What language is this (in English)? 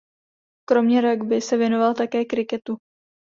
Czech